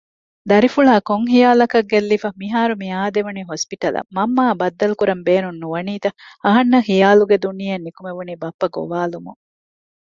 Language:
Divehi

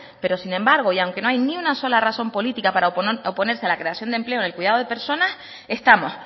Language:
Spanish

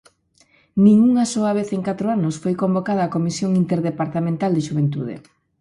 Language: Galician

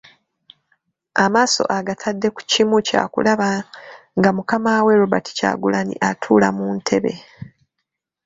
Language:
Ganda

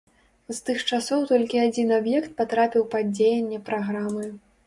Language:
Belarusian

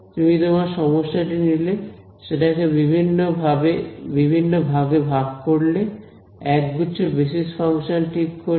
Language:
Bangla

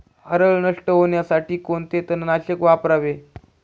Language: Marathi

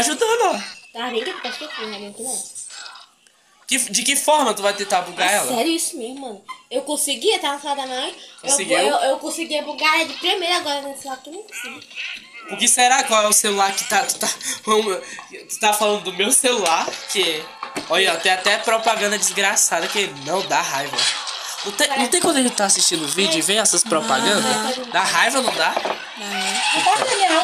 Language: Portuguese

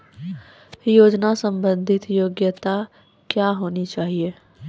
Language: Maithili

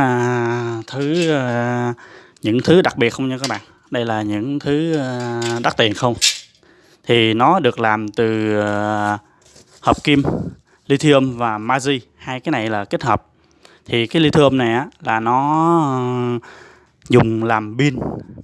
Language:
Vietnamese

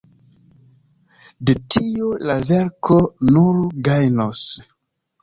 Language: Esperanto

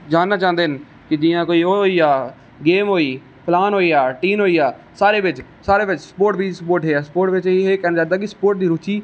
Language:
Dogri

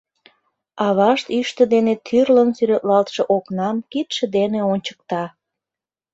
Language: Mari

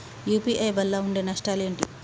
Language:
Telugu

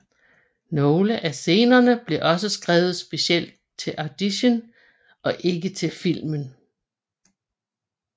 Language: Danish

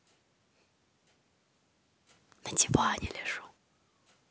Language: Russian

